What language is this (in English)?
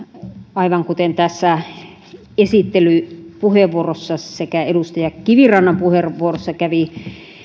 Finnish